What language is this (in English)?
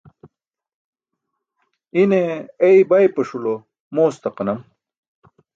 Burushaski